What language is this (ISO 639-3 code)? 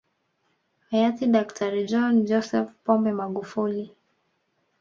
swa